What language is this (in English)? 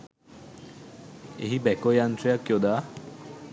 Sinhala